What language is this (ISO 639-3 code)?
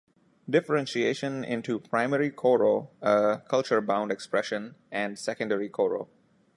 eng